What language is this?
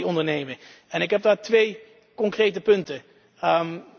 Dutch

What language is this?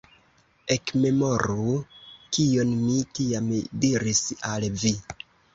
Esperanto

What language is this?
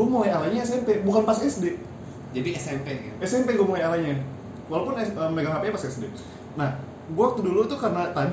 Indonesian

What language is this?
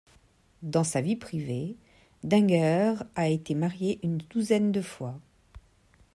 French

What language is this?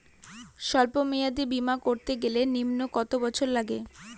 Bangla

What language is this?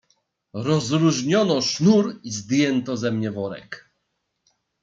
Polish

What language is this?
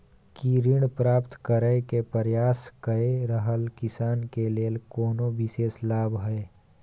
Maithili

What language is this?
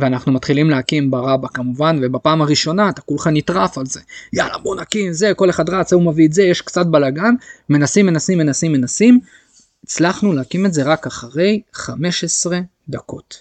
Hebrew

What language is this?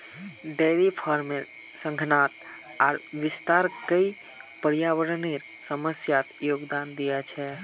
Magahi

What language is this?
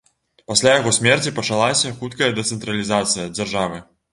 Belarusian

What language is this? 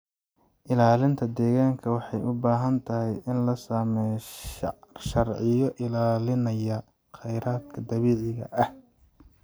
Somali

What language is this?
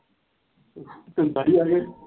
Punjabi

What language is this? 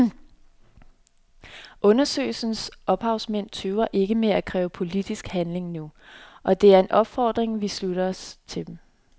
Danish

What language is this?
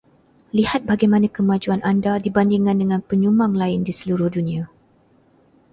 Malay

